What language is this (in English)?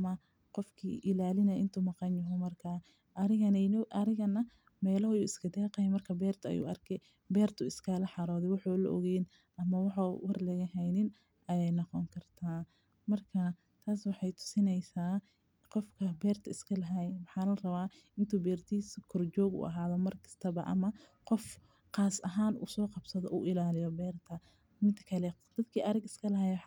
Somali